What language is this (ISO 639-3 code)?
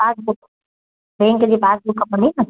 snd